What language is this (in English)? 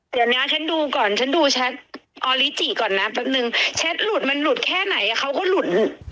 Thai